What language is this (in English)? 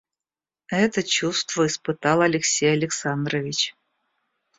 Russian